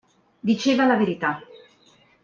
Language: Italian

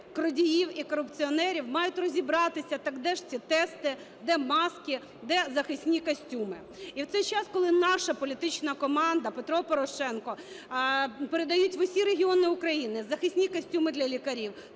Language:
Ukrainian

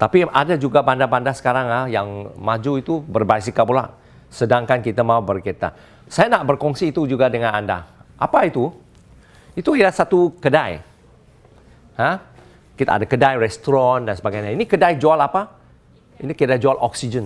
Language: Malay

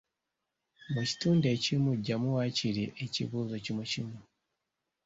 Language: Ganda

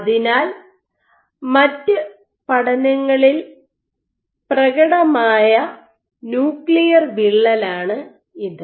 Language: Malayalam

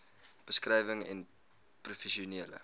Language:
Afrikaans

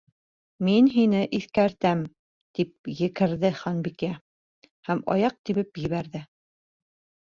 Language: Bashkir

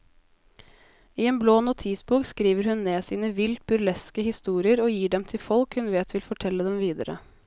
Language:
Norwegian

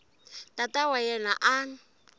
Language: Tsonga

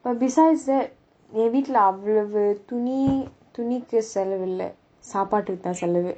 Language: English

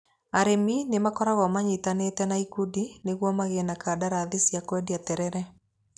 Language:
Kikuyu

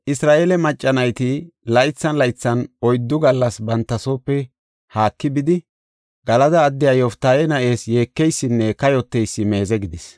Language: Gofa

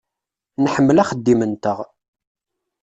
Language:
Kabyle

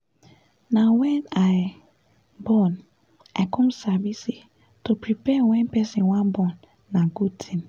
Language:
Nigerian Pidgin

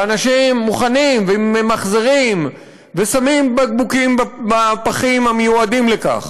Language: Hebrew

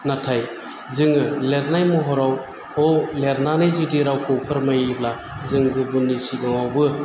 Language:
Bodo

